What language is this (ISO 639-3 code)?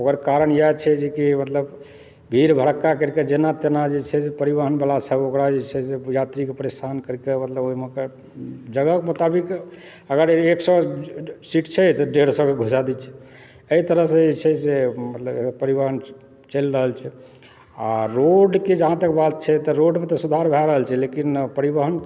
mai